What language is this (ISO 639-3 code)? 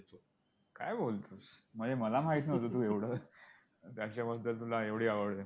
mar